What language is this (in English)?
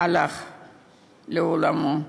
Hebrew